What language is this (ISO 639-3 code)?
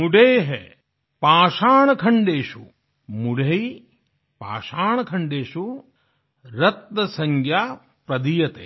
hin